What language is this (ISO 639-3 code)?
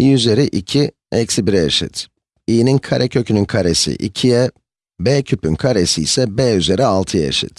tur